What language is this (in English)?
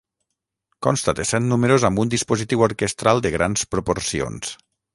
Catalan